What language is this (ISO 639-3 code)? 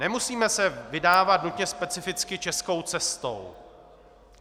ces